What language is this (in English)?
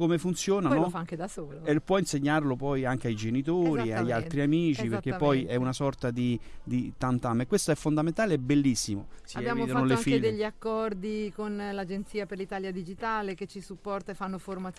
Italian